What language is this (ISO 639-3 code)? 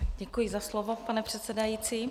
ces